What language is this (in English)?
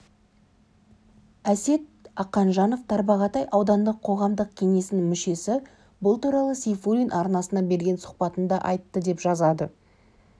Kazakh